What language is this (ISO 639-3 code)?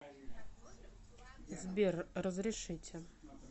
rus